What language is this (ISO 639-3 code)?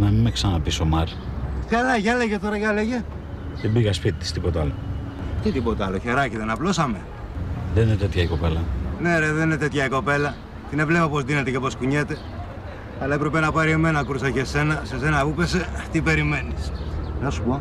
ell